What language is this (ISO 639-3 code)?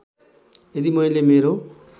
nep